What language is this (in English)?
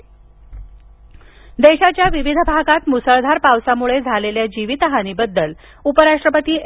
Marathi